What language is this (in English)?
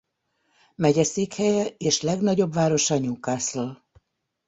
Hungarian